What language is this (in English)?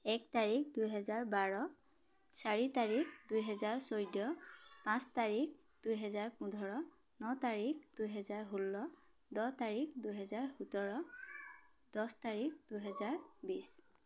Assamese